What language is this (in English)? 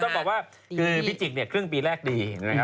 Thai